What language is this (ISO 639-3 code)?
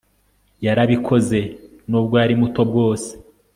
kin